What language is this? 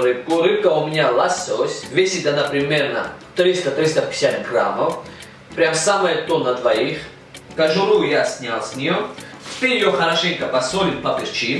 Russian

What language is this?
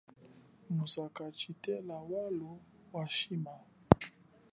Chokwe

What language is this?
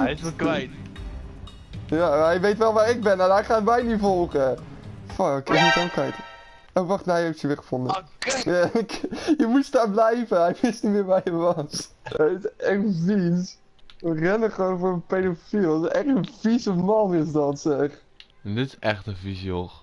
Dutch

